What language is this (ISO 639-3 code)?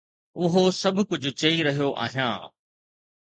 snd